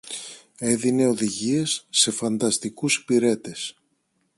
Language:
Greek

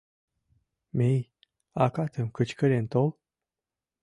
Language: Mari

